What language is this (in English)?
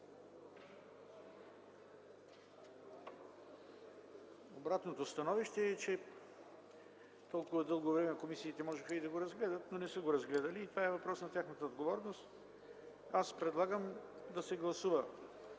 Bulgarian